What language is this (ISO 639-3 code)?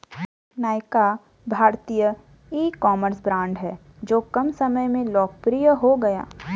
hin